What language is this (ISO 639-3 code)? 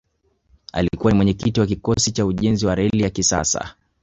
swa